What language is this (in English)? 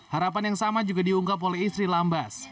Indonesian